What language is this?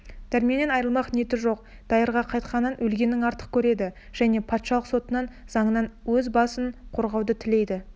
Kazakh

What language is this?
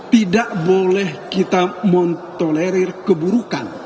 Indonesian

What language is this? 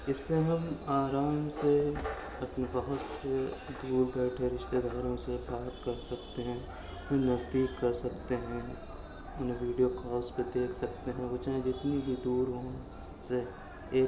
Urdu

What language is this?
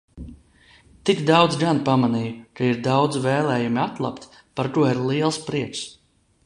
Latvian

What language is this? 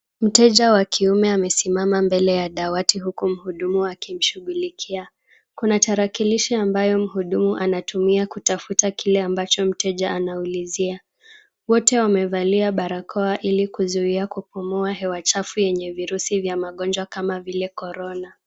Swahili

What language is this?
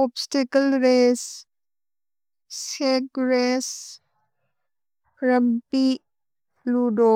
Bodo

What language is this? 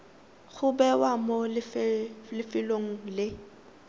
Tswana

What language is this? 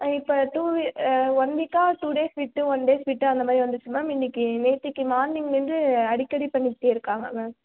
Tamil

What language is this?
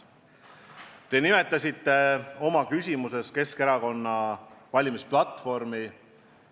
Estonian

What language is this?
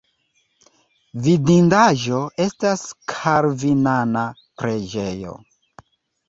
Esperanto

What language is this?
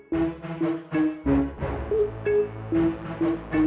Indonesian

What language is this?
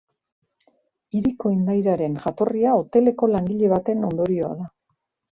Basque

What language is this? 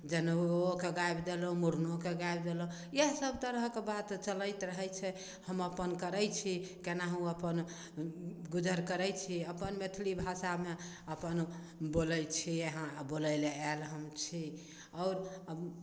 Maithili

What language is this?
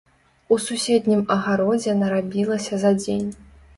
Belarusian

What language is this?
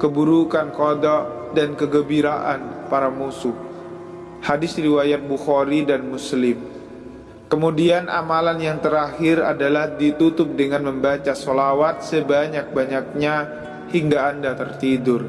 Indonesian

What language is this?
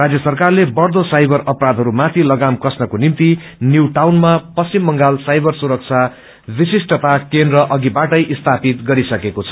Nepali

